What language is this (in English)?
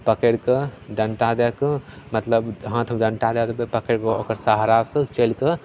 Maithili